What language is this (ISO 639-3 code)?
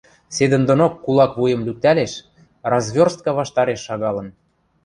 mrj